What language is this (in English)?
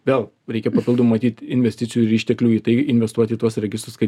Lithuanian